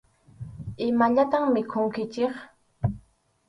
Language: Arequipa-La Unión Quechua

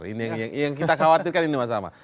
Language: Indonesian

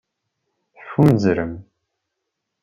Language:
Kabyle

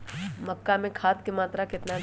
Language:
Magahi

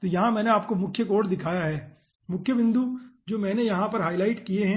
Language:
Hindi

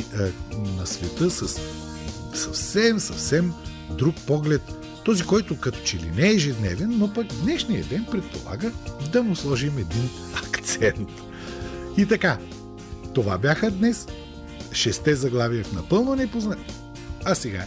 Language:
Bulgarian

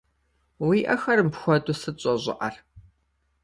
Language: Kabardian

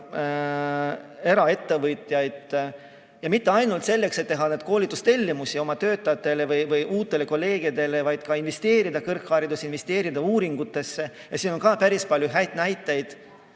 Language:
Estonian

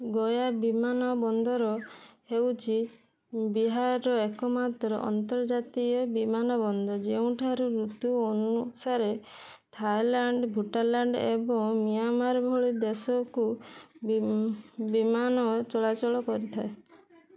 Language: Odia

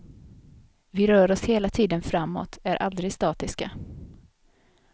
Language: Swedish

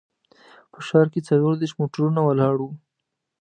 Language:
Pashto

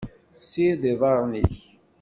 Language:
Kabyle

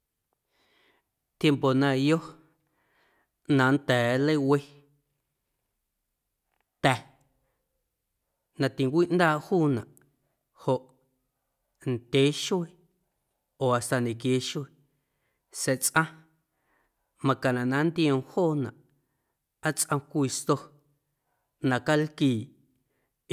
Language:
Guerrero Amuzgo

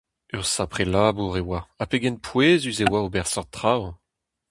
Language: Breton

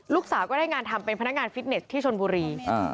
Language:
Thai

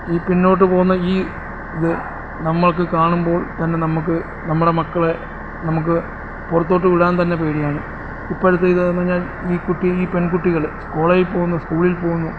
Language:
Malayalam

